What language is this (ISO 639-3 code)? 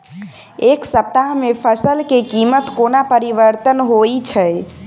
mai